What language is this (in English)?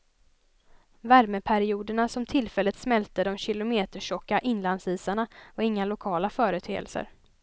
Swedish